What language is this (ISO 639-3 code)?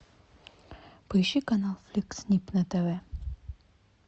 rus